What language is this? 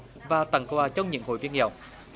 Vietnamese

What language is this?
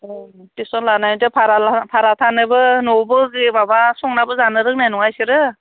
Bodo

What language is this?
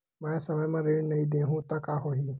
Chhattisgarhi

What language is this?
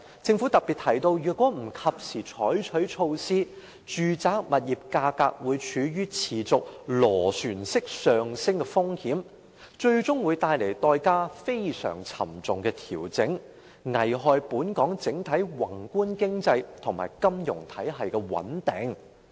Cantonese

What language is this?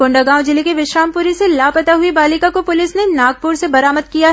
Hindi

